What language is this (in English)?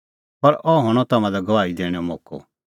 Kullu Pahari